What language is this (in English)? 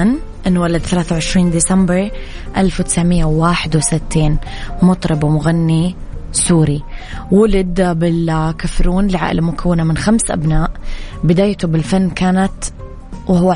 Arabic